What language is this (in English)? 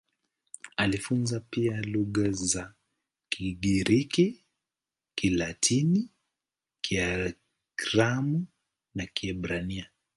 Swahili